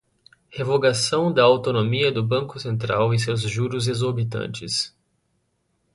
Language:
Portuguese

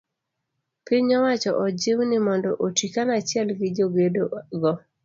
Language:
Luo (Kenya and Tanzania)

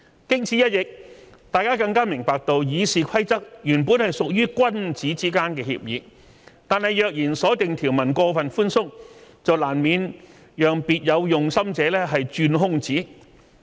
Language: Cantonese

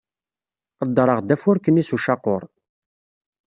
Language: Kabyle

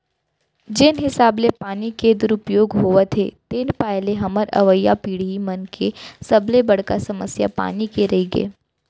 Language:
Chhattisgarhi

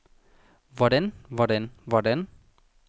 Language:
Danish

